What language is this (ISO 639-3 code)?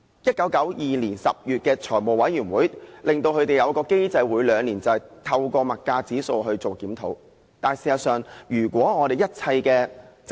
yue